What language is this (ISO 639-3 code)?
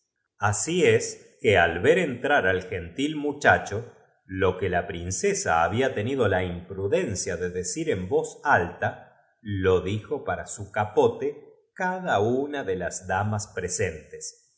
spa